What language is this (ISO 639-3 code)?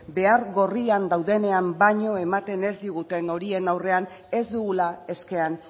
eus